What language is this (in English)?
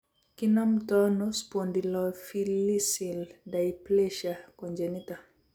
Kalenjin